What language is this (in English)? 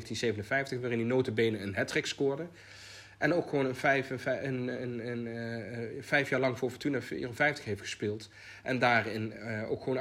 Dutch